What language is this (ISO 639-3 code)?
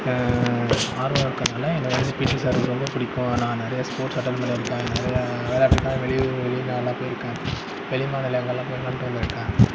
tam